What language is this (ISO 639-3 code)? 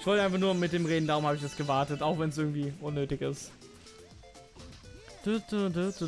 deu